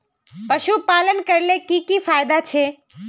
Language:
Magahi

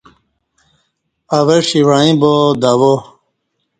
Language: Kati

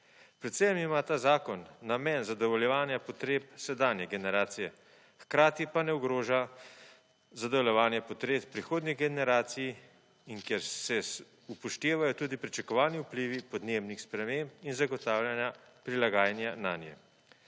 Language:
Slovenian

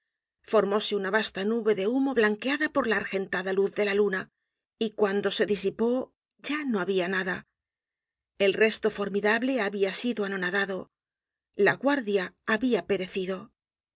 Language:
Spanish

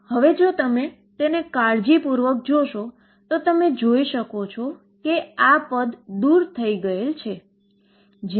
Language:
Gujarati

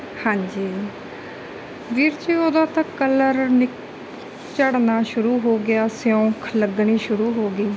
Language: Punjabi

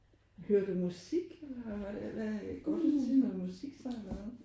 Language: Danish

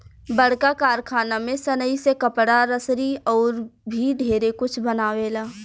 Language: Bhojpuri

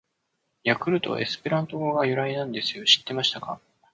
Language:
Japanese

